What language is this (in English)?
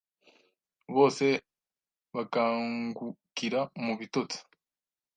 Kinyarwanda